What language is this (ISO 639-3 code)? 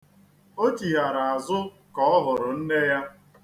ibo